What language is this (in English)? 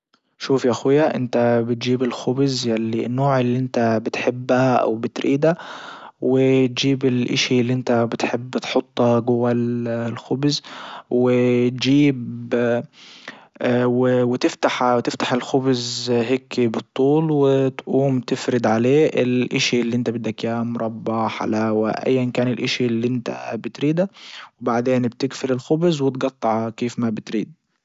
Libyan Arabic